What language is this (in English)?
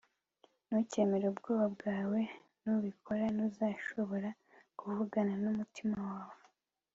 Kinyarwanda